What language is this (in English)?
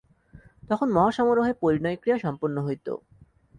Bangla